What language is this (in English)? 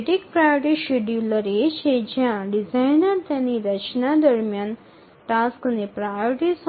Bangla